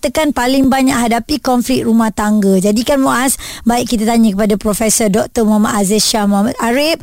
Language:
Malay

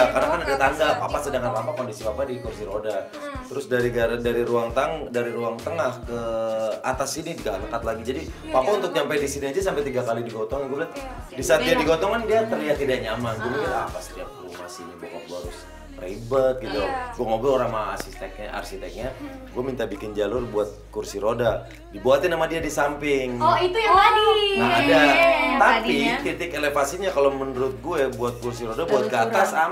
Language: Indonesian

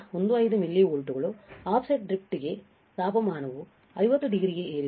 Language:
Kannada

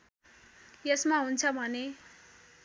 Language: Nepali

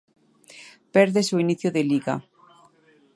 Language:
Galician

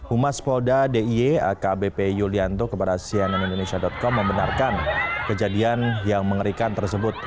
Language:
Indonesian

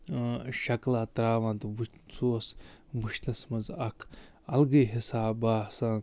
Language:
Kashmiri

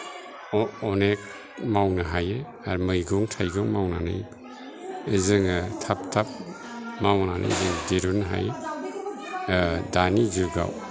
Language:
Bodo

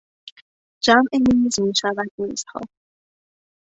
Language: Persian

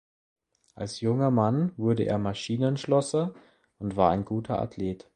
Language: German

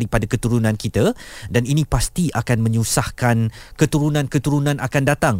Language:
Malay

